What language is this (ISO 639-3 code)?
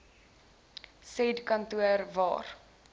afr